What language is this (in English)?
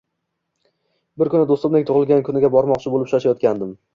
Uzbek